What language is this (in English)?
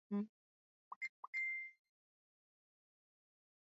Swahili